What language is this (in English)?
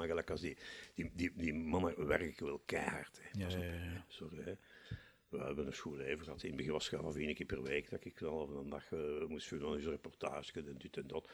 Dutch